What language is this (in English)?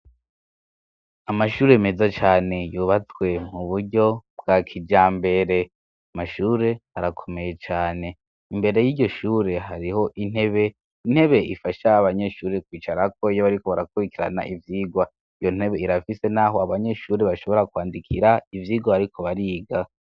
Rundi